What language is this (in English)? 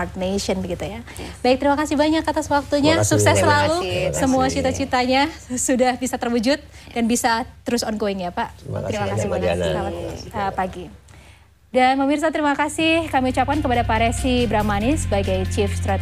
Indonesian